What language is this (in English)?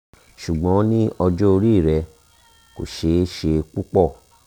Yoruba